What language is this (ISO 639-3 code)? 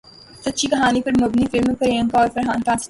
urd